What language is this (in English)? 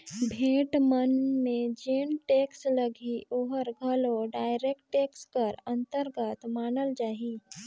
Chhattisgarhi